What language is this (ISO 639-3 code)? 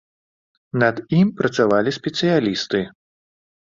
bel